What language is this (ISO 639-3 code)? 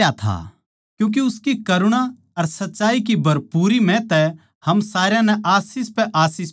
bgc